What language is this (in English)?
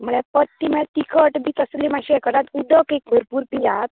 Konkani